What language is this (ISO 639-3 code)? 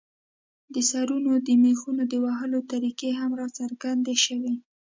pus